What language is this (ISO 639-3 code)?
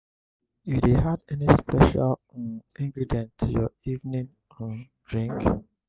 pcm